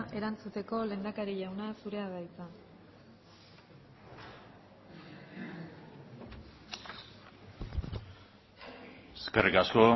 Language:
Basque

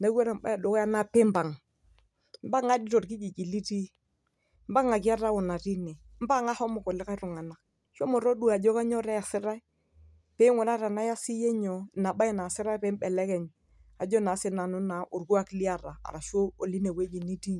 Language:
Masai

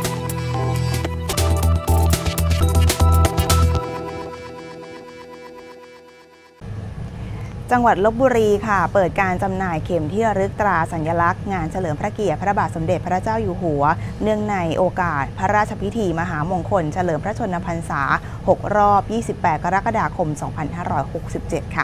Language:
Thai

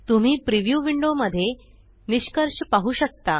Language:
Marathi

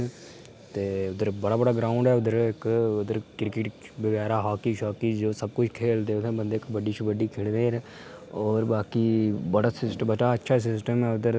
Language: Dogri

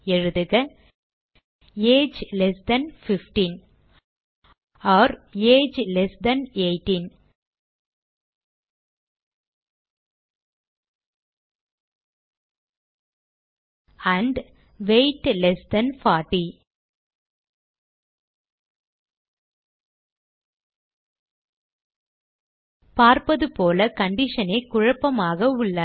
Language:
Tamil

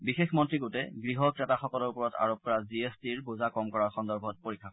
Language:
Assamese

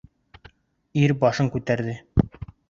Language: Bashkir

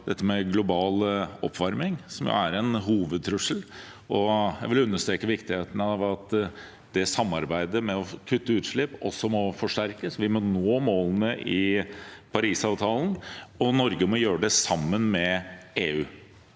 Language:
Norwegian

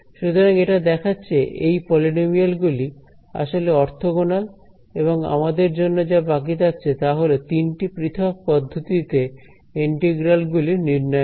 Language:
Bangla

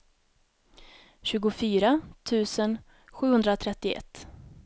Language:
Swedish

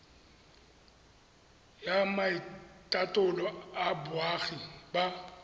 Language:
Tswana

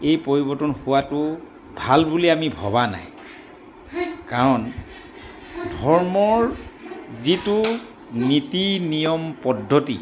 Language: Assamese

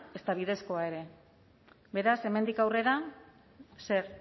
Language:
Basque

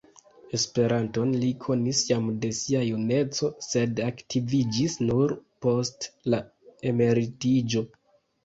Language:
Esperanto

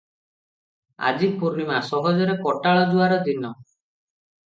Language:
Odia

